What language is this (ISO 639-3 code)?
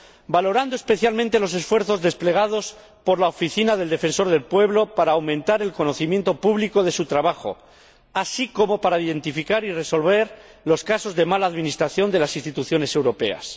spa